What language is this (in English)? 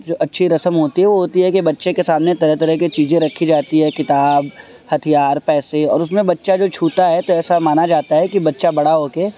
Urdu